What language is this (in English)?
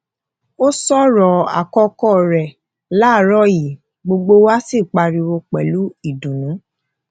Yoruba